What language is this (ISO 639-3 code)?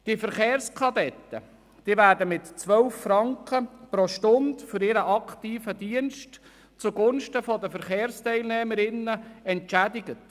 gsw